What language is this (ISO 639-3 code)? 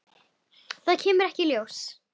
isl